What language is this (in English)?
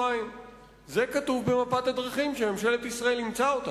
Hebrew